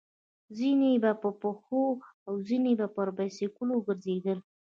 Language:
Pashto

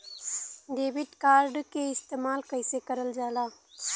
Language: Bhojpuri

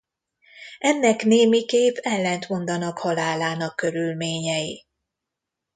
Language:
Hungarian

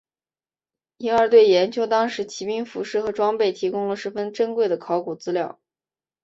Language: Chinese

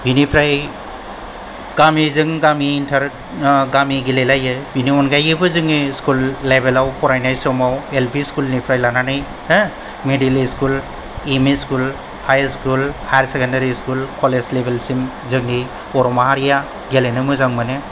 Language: Bodo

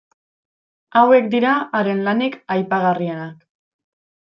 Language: Basque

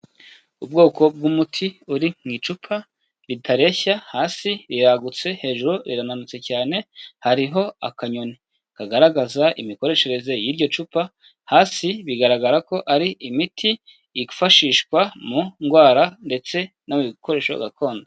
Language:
Kinyarwanda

